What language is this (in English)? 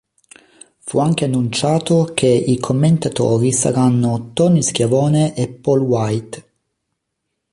Italian